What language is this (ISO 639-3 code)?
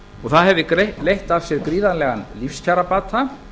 isl